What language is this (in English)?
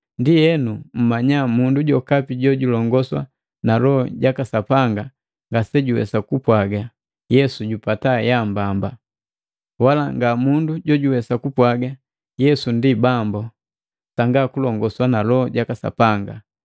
Matengo